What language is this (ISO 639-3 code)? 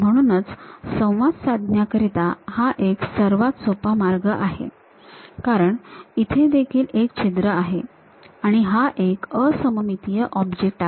mar